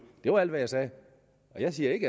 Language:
Danish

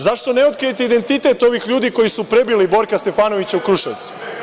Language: Serbian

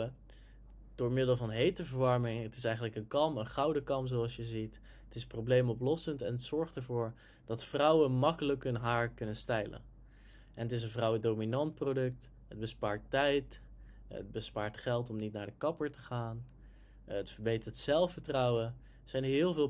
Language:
Dutch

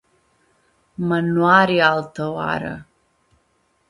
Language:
Aromanian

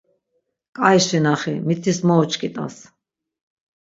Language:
Laz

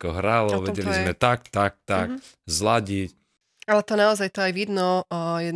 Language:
Slovak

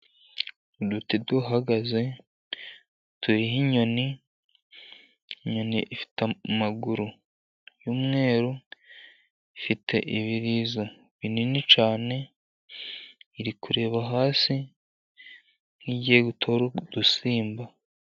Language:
Kinyarwanda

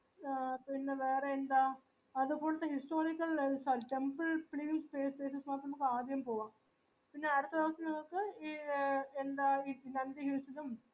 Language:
Malayalam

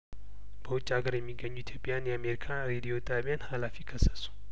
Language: Amharic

